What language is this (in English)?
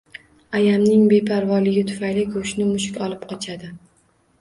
Uzbek